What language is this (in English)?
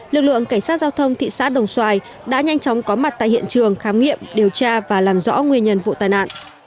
Vietnamese